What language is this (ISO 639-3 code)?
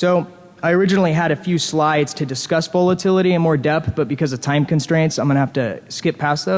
eng